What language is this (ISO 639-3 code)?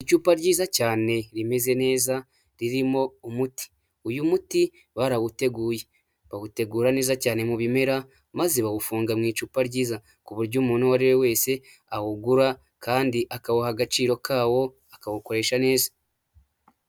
kin